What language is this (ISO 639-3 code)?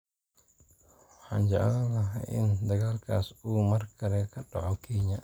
som